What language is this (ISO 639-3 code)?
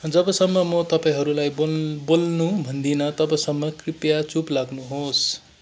nep